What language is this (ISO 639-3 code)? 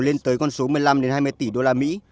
vie